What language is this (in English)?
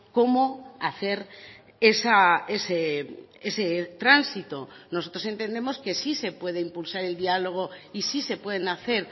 Spanish